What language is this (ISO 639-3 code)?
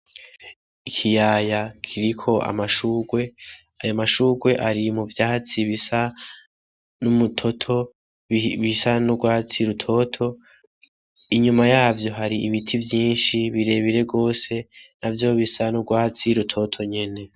run